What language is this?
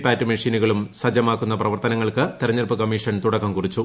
Malayalam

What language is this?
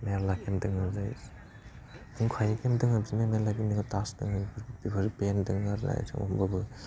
Bodo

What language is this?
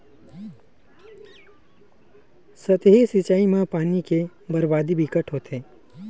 Chhattisgarhi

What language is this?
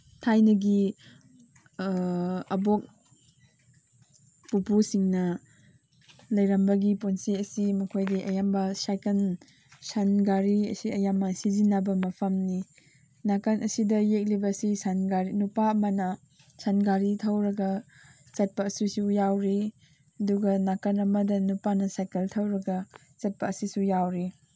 Manipuri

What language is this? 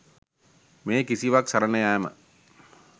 Sinhala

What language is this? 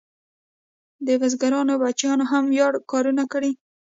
Pashto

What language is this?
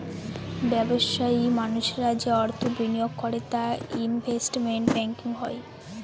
Bangla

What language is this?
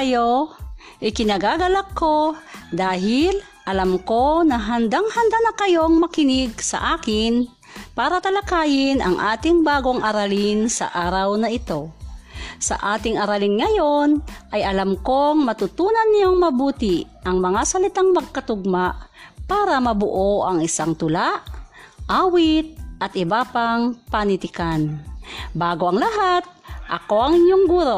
Filipino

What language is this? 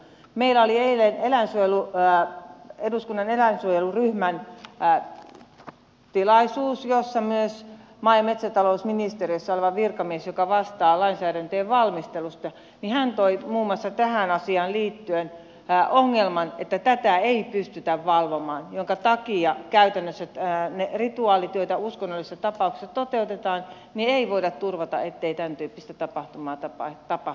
Finnish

